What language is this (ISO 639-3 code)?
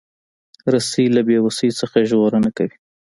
pus